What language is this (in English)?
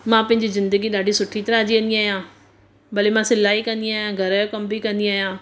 Sindhi